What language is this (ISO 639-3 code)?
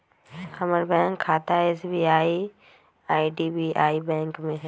mag